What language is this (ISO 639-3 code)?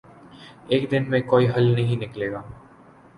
urd